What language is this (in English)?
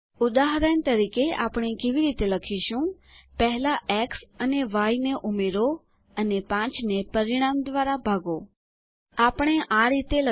Gujarati